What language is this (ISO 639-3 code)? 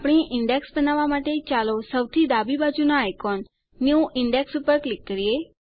guj